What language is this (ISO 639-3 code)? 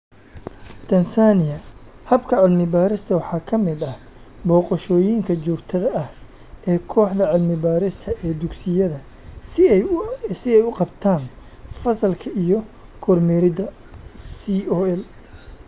som